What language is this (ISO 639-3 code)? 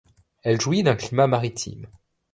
fra